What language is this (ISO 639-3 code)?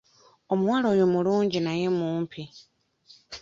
lug